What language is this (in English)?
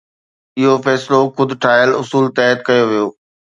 Sindhi